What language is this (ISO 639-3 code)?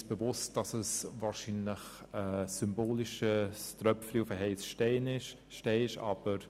gsw